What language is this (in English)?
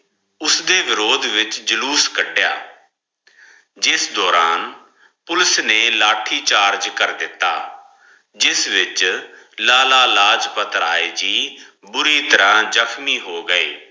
Punjabi